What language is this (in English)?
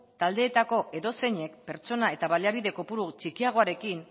Basque